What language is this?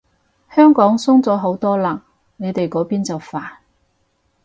Cantonese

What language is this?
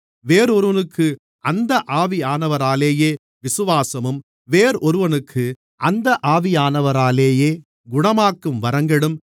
Tamil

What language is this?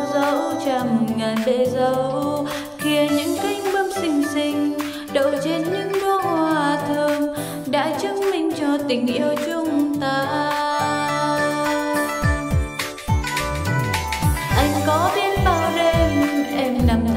Vietnamese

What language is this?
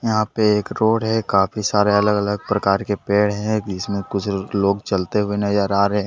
Hindi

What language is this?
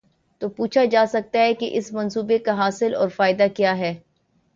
Urdu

